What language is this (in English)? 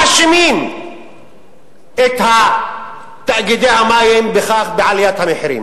Hebrew